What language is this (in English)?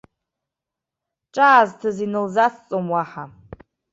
Abkhazian